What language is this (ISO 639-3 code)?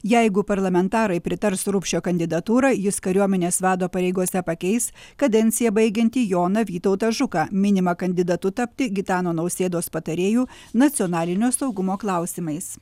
lit